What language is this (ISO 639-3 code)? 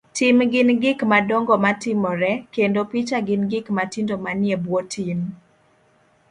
luo